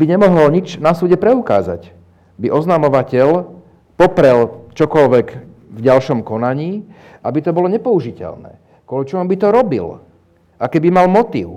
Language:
Slovak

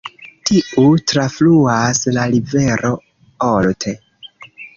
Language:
Esperanto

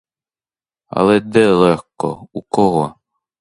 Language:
Ukrainian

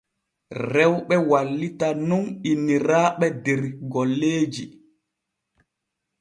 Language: Borgu Fulfulde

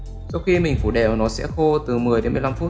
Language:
Vietnamese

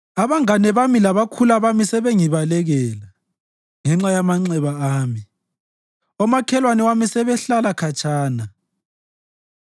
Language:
North Ndebele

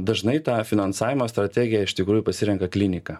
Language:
Lithuanian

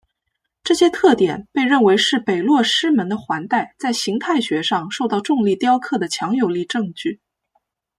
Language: Chinese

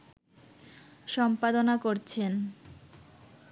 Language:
Bangla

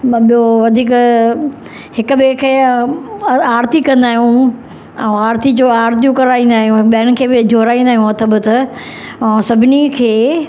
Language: Sindhi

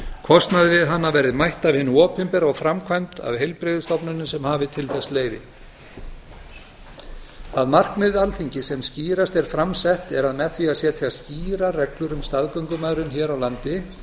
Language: Icelandic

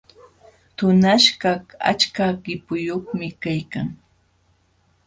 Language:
Jauja Wanca Quechua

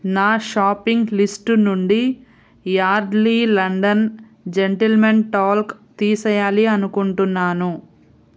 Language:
Telugu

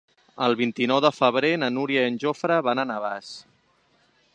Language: Catalan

